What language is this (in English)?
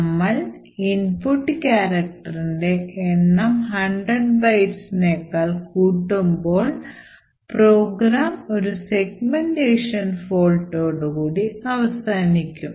Malayalam